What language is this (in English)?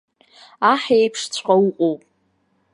Abkhazian